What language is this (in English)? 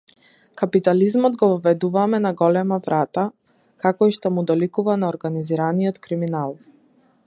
Macedonian